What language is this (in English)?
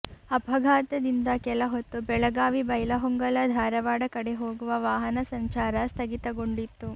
Kannada